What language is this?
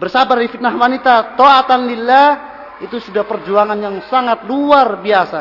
Indonesian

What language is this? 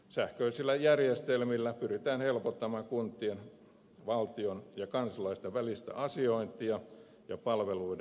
Finnish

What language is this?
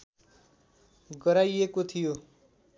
Nepali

